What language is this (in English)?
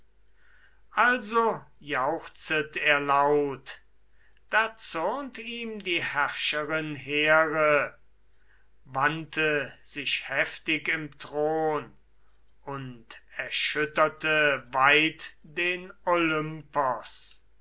German